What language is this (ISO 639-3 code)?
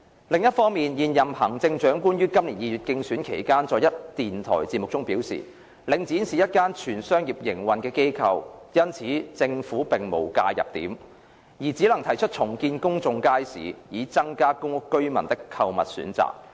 yue